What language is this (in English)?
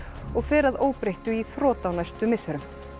Icelandic